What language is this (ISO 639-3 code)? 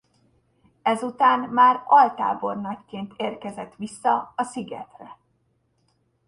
hun